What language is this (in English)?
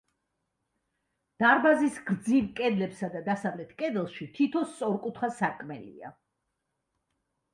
Georgian